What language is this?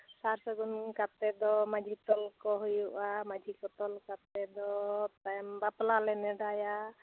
Santali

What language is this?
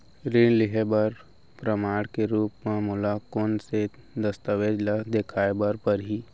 Chhattisgarhi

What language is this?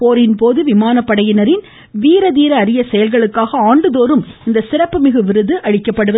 Tamil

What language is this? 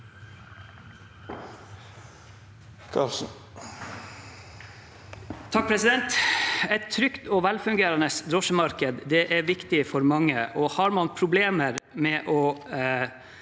Norwegian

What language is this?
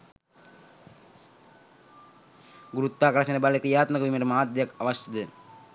Sinhala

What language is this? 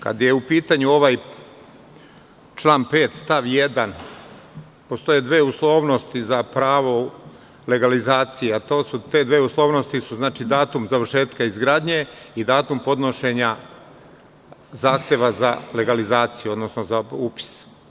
Serbian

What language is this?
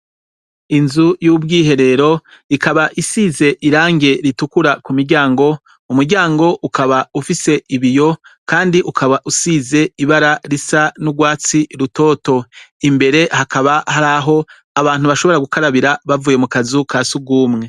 Rundi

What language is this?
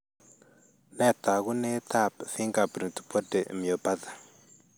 Kalenjin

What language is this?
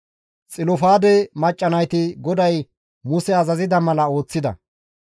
Gamo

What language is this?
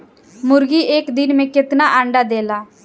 Bhojpuri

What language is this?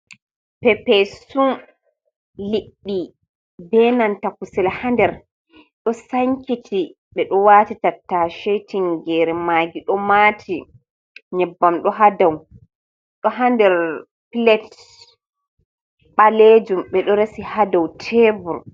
Fula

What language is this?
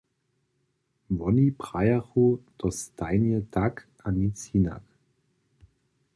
Upper Sorbian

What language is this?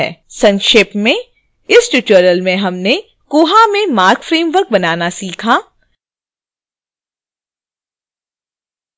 Hindi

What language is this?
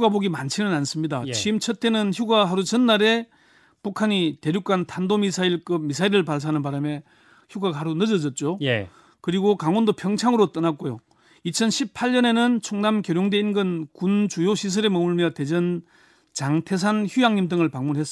Korean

